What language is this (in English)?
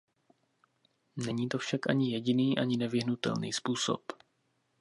Czech